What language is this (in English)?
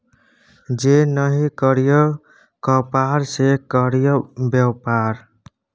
Maithili